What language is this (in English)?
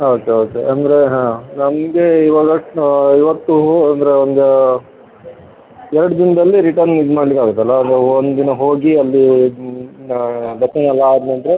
Kannada